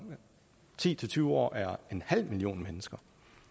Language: Danish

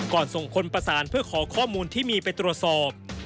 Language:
Thai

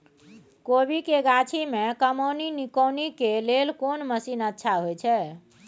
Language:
Maithili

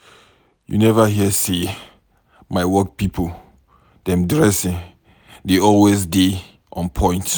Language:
Nigerian Pidgin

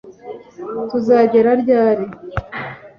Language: Kinyarwanda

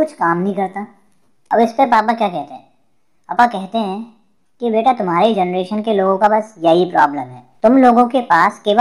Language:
Hindi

